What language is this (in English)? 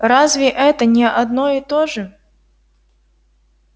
Russian